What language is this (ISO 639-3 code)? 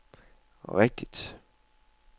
dan